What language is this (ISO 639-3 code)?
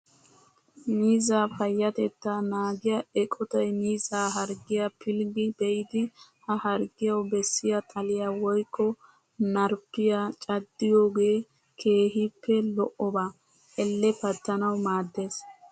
wal